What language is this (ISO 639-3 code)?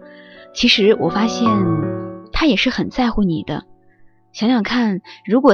zho